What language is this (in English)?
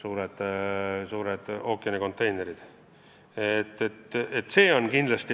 Estonian